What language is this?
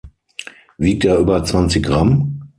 German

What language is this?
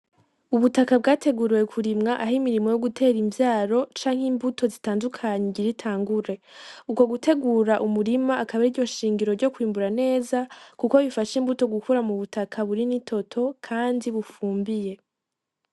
Rundi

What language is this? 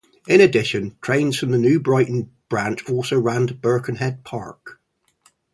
English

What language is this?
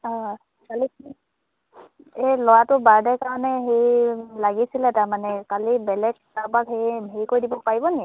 Assamese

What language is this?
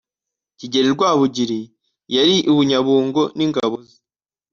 Kinyarwanda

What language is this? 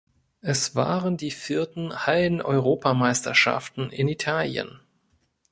German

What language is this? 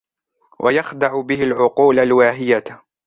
Arabic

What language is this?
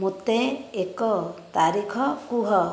Odia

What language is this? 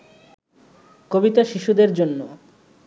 Bangla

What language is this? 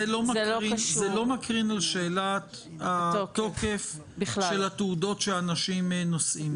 Hebrew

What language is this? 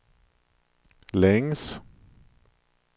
Swedish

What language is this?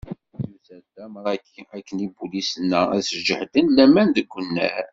Kabyle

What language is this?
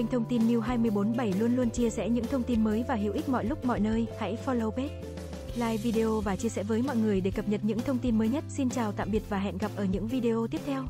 Vietnamese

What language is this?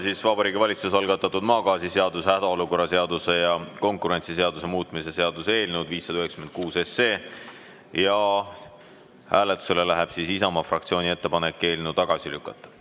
Estonian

